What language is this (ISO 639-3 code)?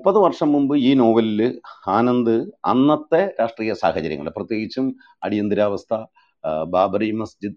mal